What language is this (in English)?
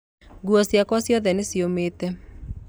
Kikuyu